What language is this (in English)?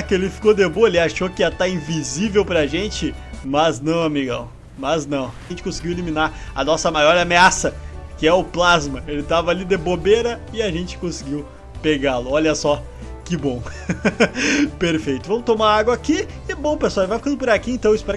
Portuguese